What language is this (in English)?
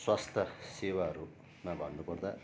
Nepali